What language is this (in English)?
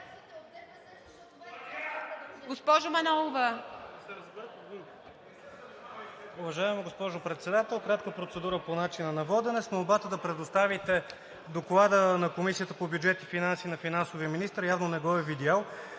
Bulgarian